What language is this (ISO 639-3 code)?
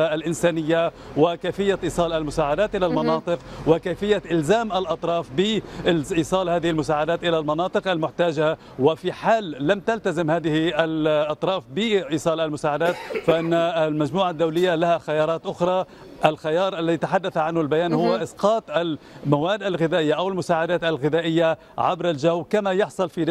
ara